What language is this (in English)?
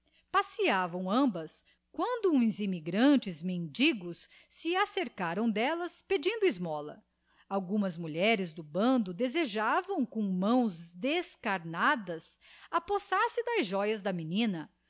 Portuguese